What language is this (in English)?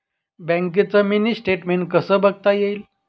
Marathi